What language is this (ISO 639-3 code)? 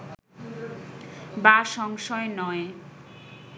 ben